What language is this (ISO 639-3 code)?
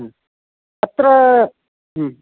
san